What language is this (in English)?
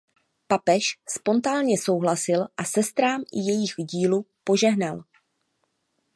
Czech